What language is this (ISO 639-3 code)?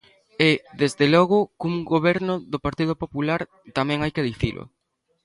glg